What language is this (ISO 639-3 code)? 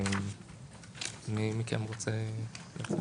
heb